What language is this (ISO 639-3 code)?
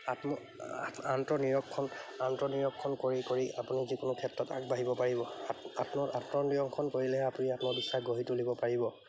asm